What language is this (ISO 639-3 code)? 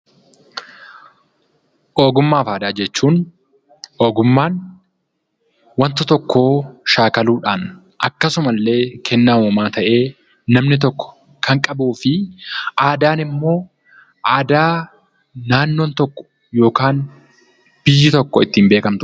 orm